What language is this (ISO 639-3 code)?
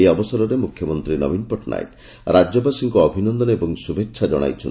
ori